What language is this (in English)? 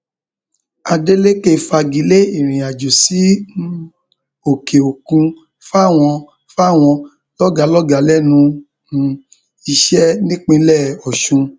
Yoruba